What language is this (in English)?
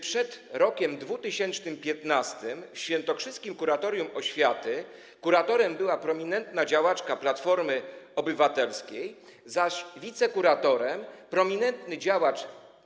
Polish